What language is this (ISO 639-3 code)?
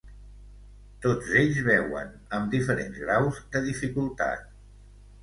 cat